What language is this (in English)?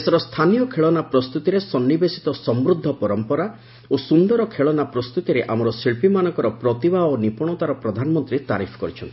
Odia